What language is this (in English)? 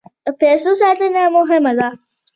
Pashto